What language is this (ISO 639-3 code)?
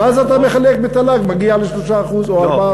heb